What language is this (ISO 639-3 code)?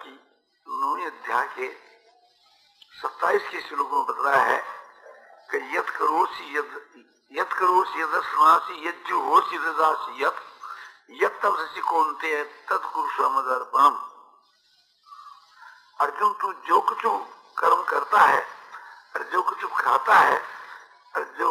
hin